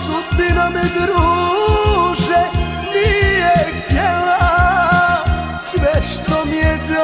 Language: Arabic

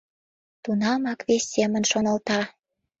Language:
Mari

